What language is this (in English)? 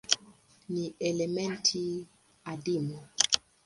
Swahili